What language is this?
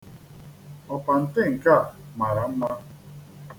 Igbo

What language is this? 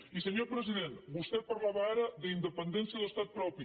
Catalan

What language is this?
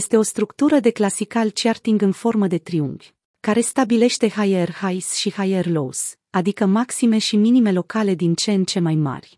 Romanian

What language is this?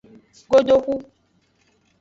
Aja (Benin)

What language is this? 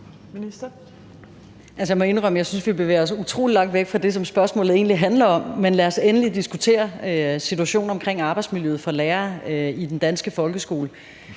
Danish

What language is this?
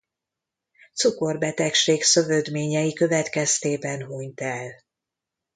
Hungarian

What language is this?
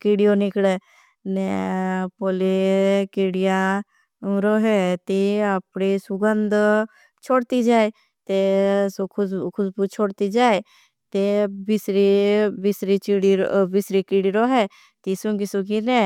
Bhili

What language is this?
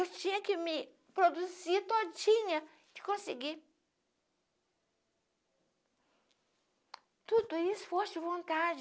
Portuguese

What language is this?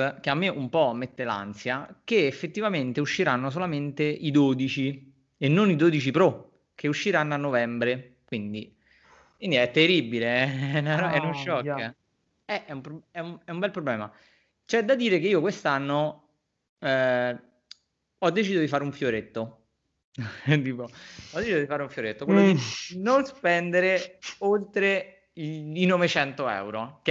Italian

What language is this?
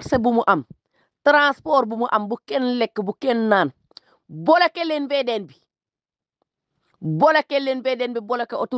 Arabic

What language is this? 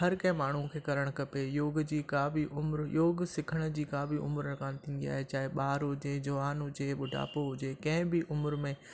Sindhi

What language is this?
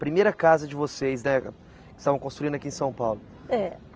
Portuguese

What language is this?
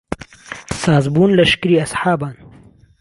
Central Kurdish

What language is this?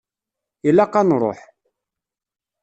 Kabyle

